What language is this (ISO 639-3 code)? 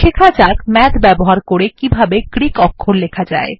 ben